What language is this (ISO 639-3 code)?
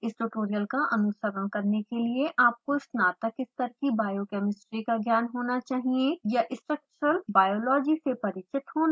hin